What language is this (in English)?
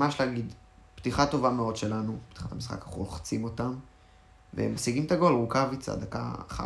Hebrew